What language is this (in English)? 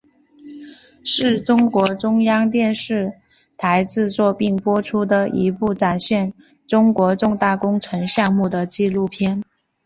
Chinese